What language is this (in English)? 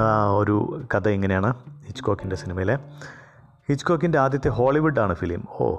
Malayalam